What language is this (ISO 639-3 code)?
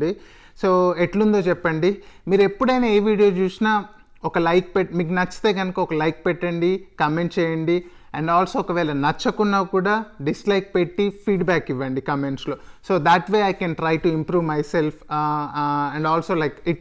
tel